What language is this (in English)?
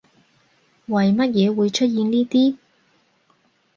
Cantonese